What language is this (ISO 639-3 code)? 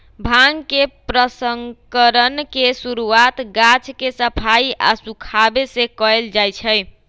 mag